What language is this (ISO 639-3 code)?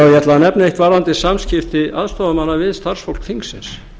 isl